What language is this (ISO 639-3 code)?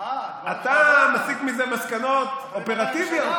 heb